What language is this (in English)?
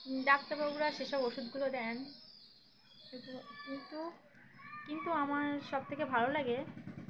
Bangla